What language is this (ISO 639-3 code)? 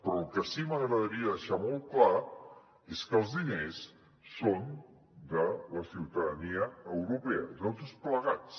cat